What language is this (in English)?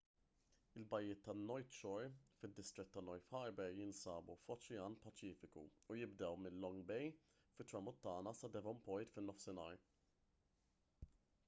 Maltese